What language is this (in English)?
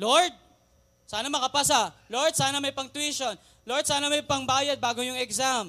Filipino